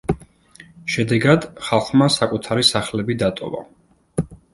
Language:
Georgian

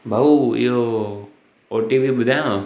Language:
Sindhi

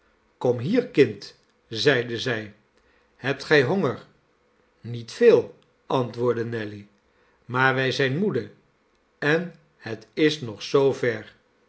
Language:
Dutch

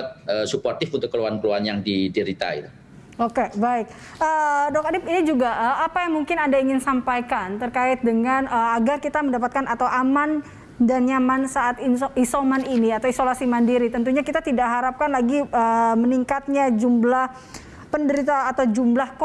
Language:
Indonesian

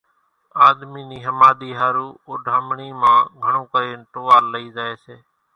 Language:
Kachi Koli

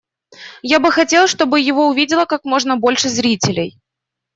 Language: Russian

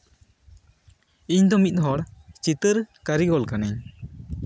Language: Santali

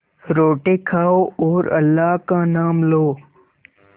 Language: Hindi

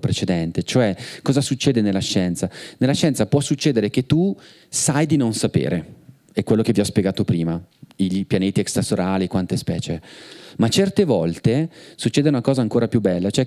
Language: Italian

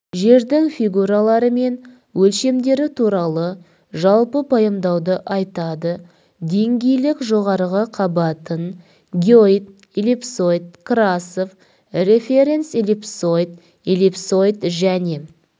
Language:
Kazakh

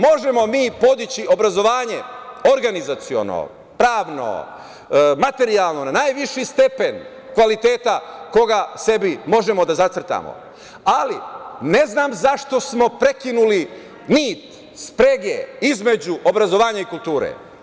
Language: Serbian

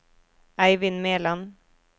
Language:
Norwegian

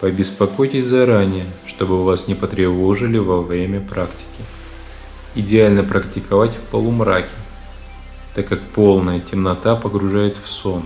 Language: Russian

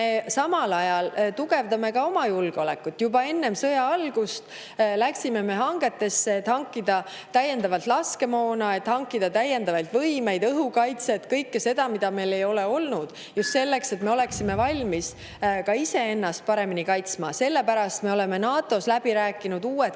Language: Estonian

